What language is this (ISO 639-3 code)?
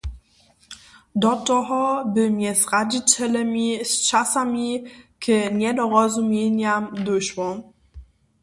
hsb